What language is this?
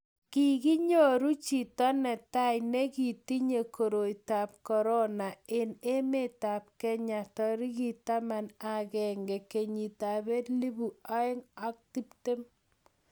Kalenjin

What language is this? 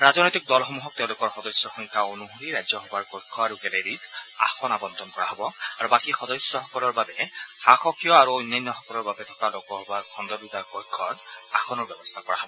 Assamese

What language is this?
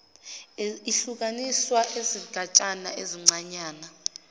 Zulu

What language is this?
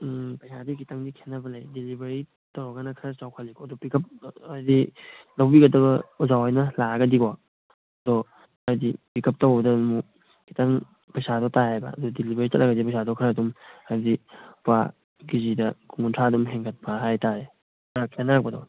Manipuri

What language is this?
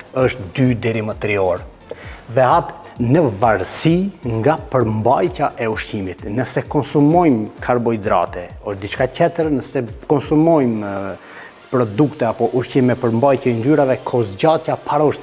Romanian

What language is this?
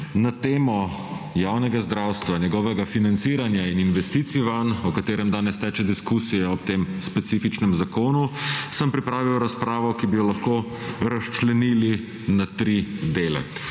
Slovenian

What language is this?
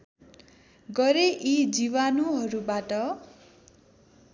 Nepali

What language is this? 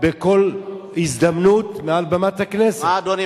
Hebrew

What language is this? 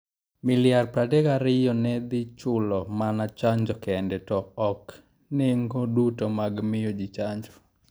Luo (Kenya and Tanzania)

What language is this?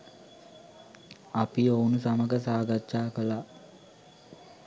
Sinhala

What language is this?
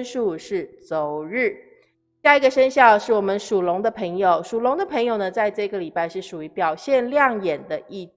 Chinese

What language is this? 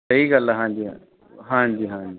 Punjabi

